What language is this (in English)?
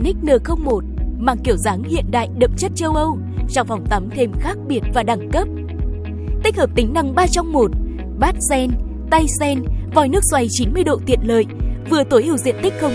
Vietnamese